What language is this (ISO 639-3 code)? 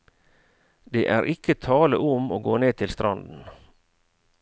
nor